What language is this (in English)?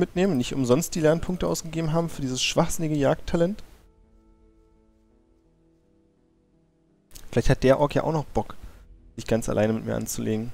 German